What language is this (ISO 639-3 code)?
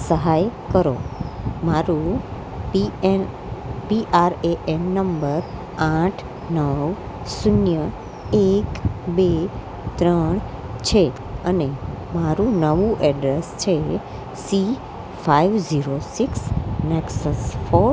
guj